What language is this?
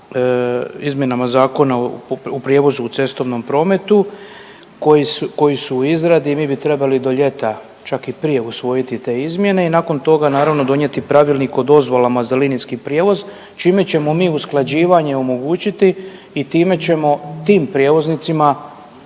Croatian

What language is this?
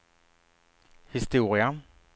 Swedish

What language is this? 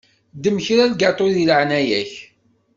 Kabyle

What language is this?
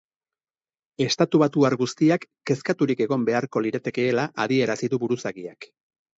Basque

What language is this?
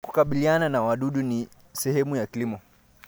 Kalenjin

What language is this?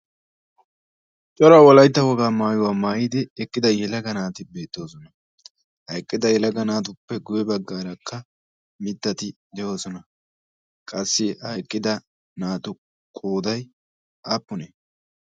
Wolaytta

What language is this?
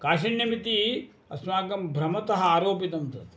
Sanskrit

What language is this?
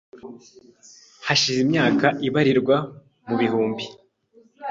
Kinyarwanda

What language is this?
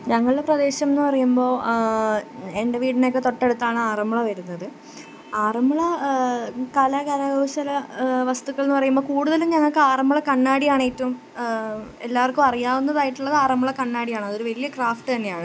Malayalam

